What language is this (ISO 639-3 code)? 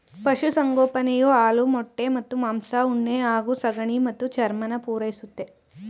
kan